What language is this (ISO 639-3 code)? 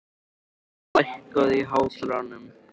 isl